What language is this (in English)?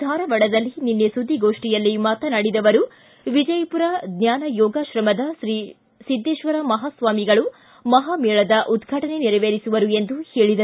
Kannada